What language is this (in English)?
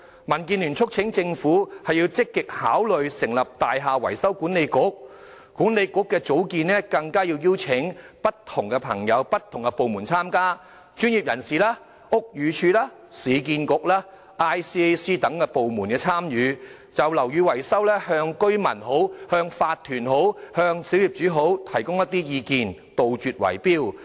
Cantonese